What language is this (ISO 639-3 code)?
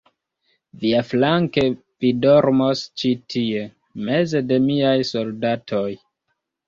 epo